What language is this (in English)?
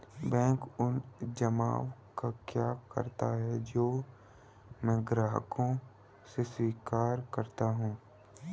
Hindi